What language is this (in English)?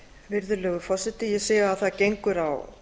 Icelandic